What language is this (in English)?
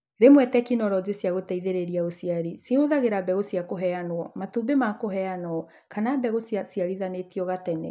Kikuyu